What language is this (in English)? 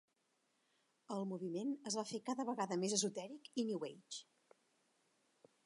Catalan